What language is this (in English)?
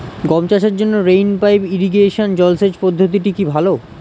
Bangla